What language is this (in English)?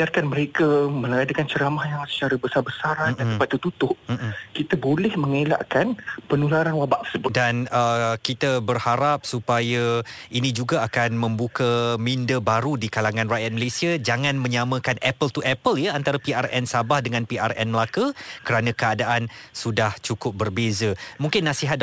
Malay